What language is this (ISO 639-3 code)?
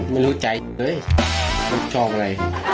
tha